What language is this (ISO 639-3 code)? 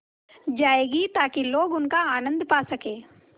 hin